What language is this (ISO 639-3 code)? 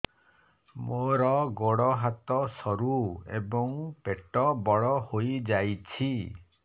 ori